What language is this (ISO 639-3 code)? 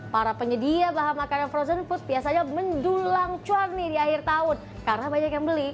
ind